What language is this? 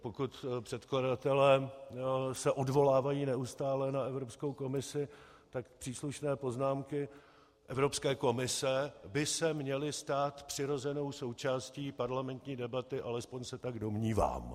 Czech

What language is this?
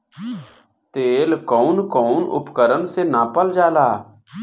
Bhojpuri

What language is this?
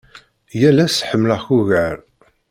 Kabyle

